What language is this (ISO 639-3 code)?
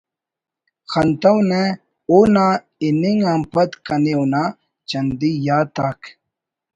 brh